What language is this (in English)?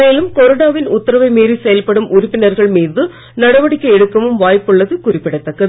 Tamil